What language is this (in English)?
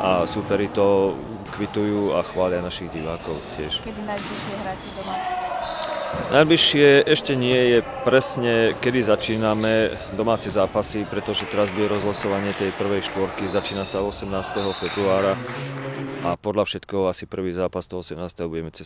Slovak